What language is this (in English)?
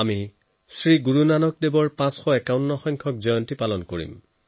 Assamese